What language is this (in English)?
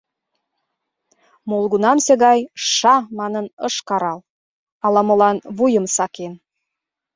Mari